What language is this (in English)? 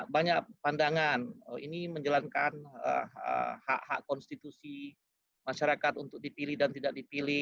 Indonesian